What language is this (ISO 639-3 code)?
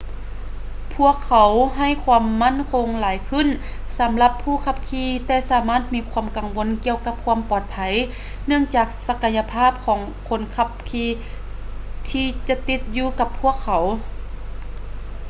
lao